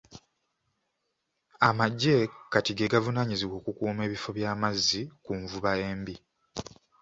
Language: Ganda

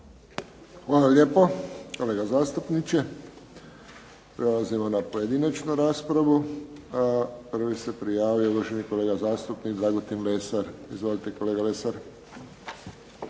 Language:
Croatian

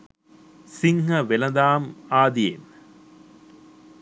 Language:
Sinhala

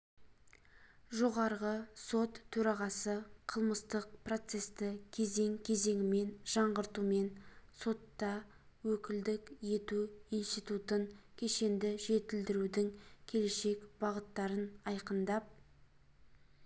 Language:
Kazakh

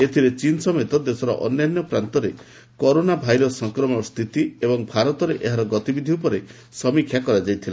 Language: Odia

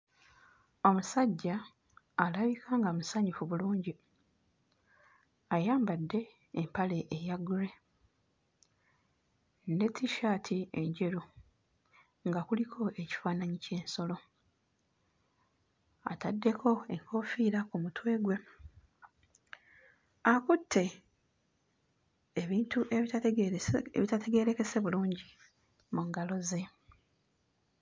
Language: Ganda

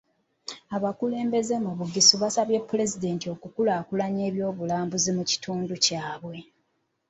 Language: Ganda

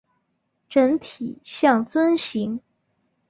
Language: Chinese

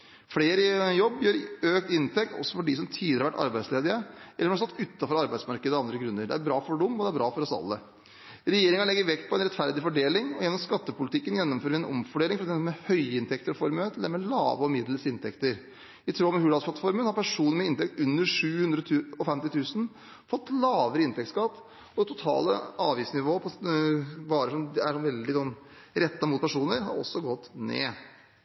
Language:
Norwegian Bokmål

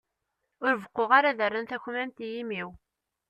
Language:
Kabyle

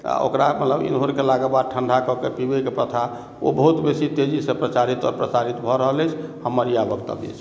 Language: Maithili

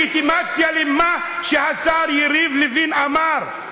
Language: Hebrew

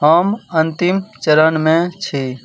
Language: Maithili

